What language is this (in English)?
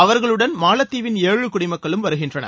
Tamil